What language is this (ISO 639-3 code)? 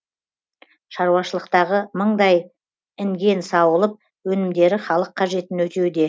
kaz